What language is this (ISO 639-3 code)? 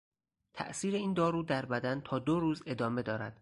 fas